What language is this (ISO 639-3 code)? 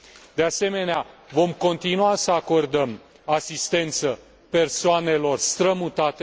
ron